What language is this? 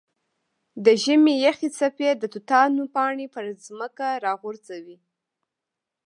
Pashto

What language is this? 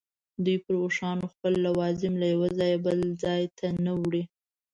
Pashto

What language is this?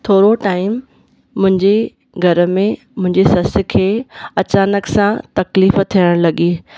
Sindhi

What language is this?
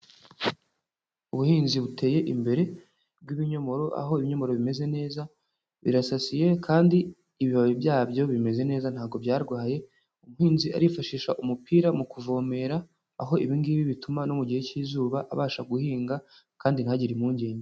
Kinyarwanda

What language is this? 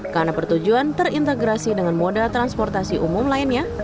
Indonesian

